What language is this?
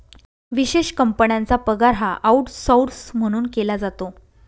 Marathi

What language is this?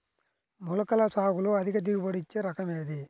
Telugu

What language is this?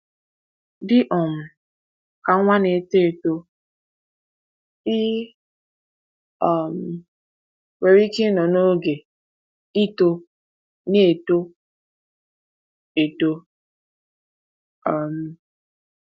Igbo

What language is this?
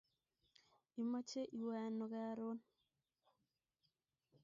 Kalenjin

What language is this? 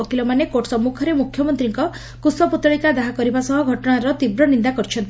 Odia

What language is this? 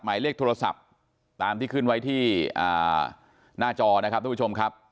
Thai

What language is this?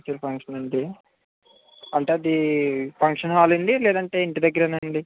Telugu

